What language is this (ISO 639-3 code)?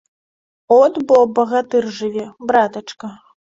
bel